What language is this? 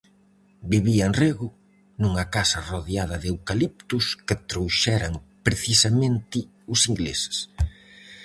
Galician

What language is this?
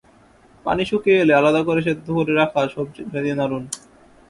Bangla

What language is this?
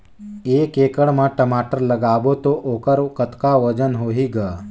Chhattisgarhi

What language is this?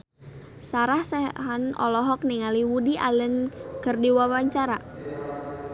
Sundanese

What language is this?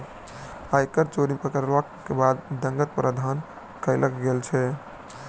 Maithili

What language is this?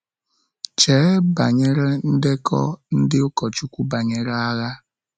Igbo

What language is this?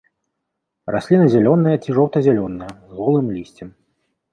Belarusian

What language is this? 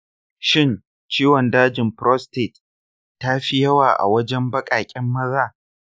Hausa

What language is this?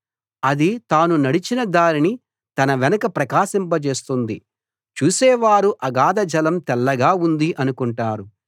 Telugu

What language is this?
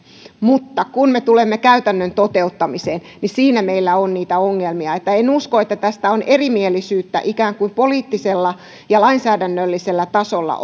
Finnish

